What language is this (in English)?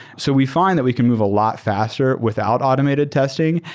English